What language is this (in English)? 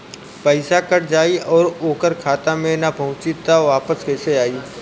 Bhojpuri